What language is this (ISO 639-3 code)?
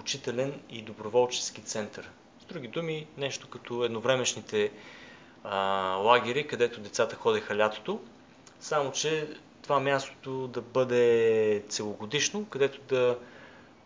bul